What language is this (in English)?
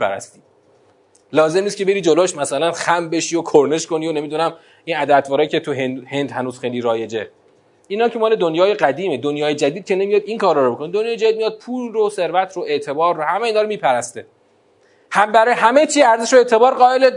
Persian